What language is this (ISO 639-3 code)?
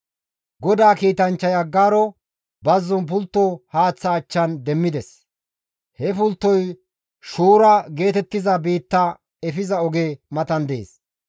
gmv